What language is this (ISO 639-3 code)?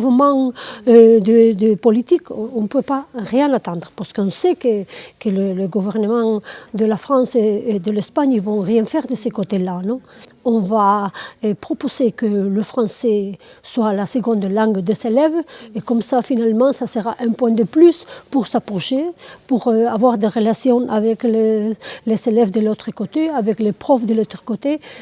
fra